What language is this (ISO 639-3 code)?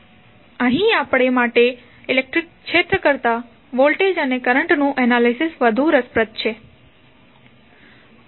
guj